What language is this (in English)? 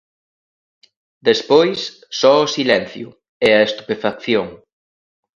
Galician